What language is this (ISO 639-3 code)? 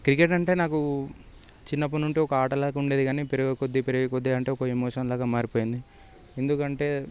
tel